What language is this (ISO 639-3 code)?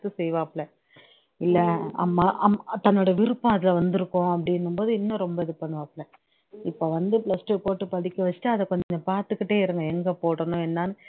tam